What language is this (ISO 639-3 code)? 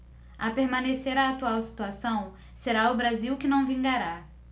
por